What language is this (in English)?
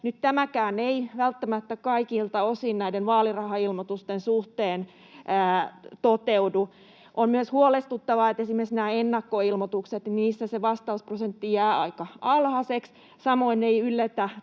Finnish